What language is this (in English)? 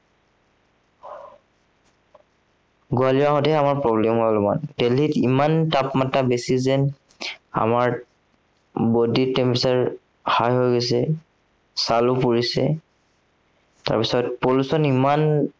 Assamese